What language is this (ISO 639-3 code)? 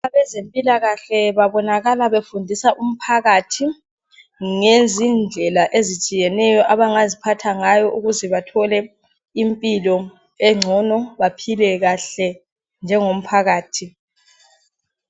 nde